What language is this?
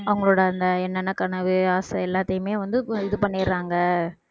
Tamil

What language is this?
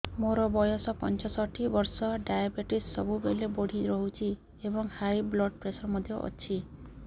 Odia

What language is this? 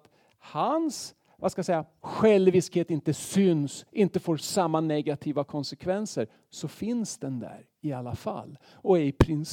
Swedish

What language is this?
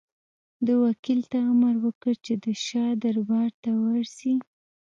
Pashto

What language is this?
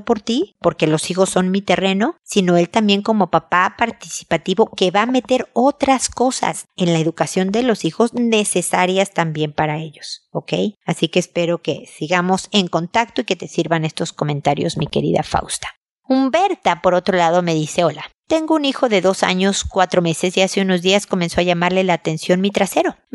Spanish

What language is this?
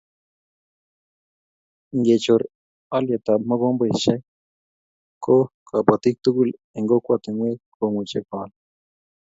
Kalenjin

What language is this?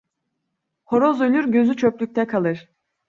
Turkish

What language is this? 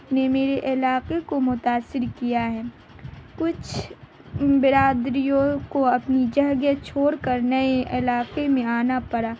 Urdu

